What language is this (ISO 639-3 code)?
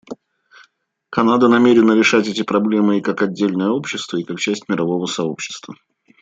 rus